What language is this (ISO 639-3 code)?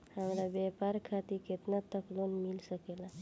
bho